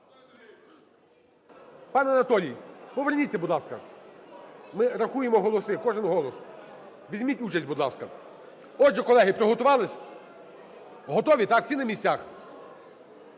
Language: Ukrainian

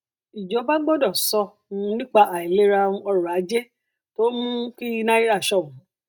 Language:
Yoruba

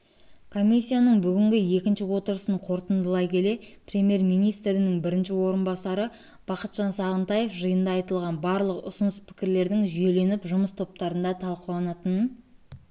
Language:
Kazakh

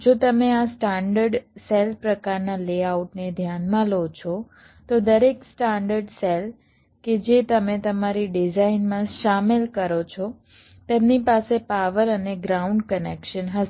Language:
Gujarati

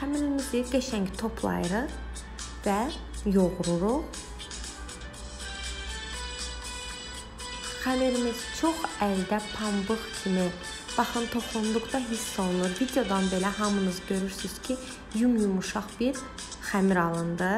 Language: Turkish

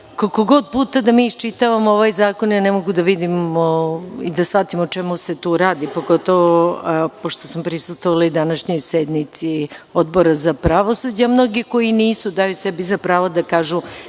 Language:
Serbian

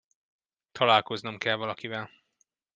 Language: Hungarian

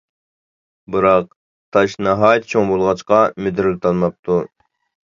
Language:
Uyghur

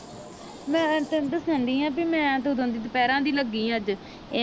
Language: Punjabi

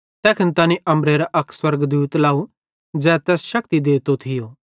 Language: Bhadrawahi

